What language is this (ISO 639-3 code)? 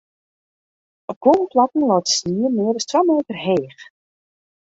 fry